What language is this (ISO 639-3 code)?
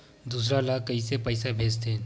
hne